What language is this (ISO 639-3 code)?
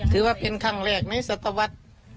tha